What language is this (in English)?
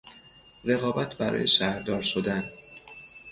Persian